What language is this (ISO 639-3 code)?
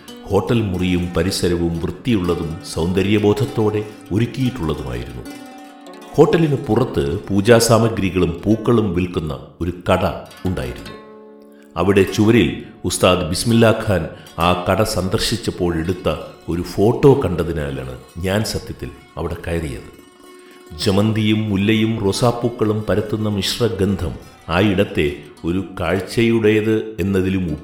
mal